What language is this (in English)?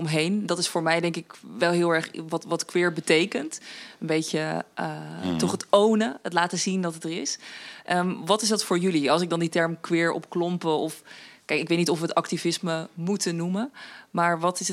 Dutch